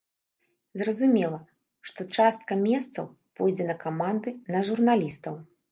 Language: Belarusian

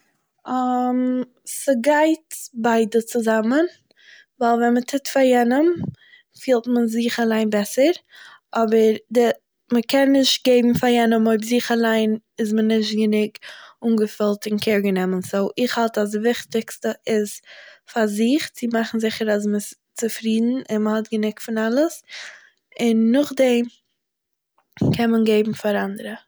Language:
Yiddish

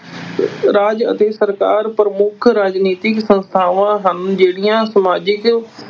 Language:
Punjabi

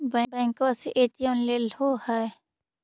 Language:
Magahi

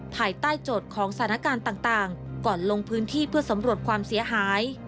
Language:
Thai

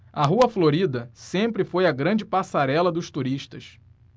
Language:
Portuguese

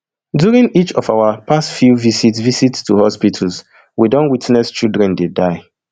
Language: Nigerian Pidgin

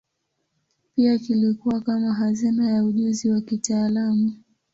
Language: Swahili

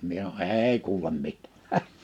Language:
Finnish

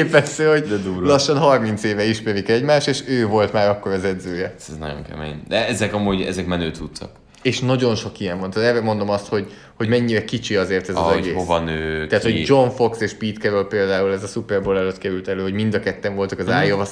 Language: Hungarian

